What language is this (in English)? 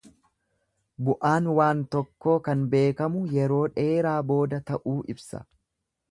Oromo